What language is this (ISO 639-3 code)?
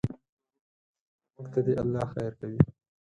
pus